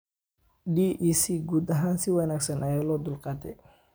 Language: Somali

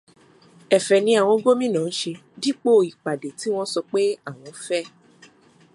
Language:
Yoruba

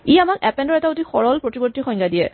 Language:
Assamese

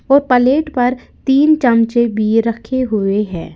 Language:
Hindi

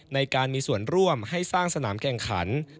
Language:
Thai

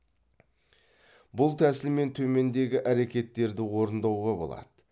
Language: Kazakh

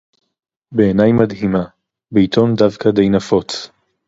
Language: Hebrew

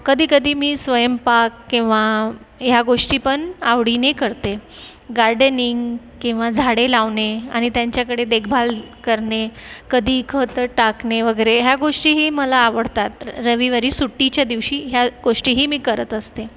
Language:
Marathi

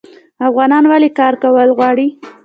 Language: Pashto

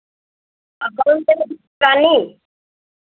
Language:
Hindi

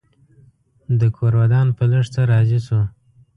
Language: Pashto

